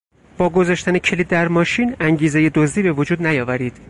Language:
Persian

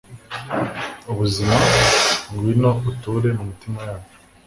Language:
Kinyarwanda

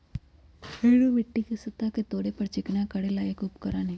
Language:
Magahi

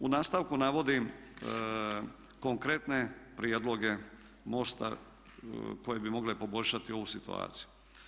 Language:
Croatian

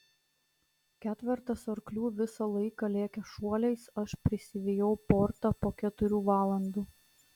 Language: Lithuanian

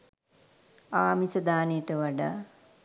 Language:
Sinhala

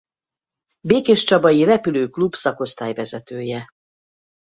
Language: Hungarian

